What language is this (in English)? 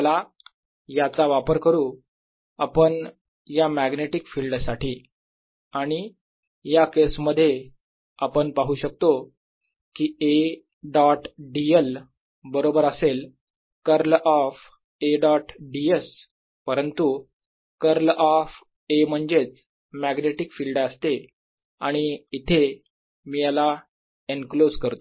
Marathi